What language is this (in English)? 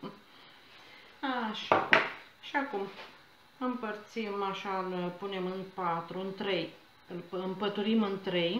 Romanian